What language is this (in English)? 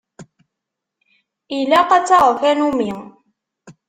Kabyle